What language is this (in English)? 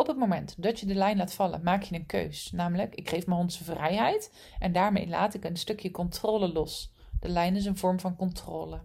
Dutch